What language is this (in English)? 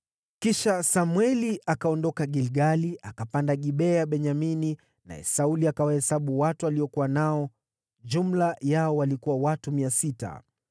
Swahili